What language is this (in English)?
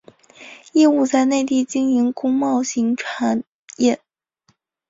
Chinese